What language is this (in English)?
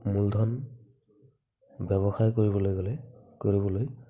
Assamese